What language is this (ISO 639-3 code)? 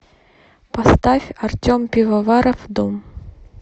rus